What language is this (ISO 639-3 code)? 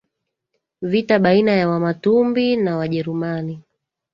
swa